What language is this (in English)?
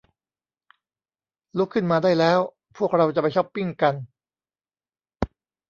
Thai